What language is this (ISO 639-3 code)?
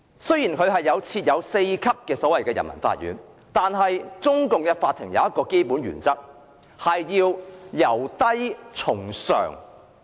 yue